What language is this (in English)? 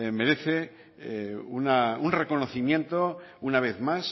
Spanish